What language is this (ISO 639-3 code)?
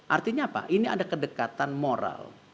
ind